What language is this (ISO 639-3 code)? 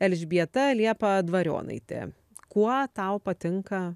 lit